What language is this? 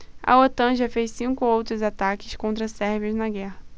Portuguese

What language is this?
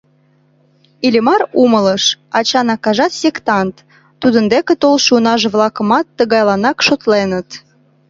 Mari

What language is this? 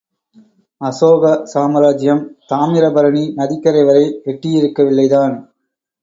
Tamil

